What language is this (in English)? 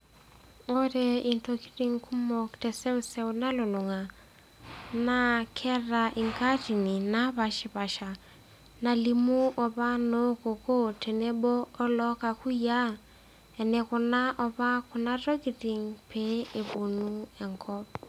Masai